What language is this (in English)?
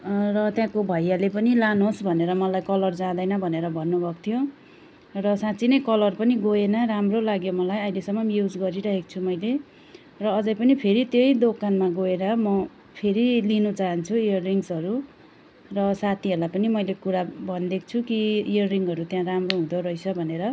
Nepali